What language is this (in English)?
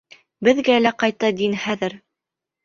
Bashkir